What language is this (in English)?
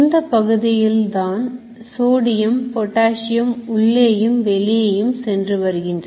Tamil